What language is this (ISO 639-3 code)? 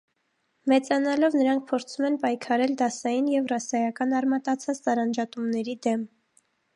hye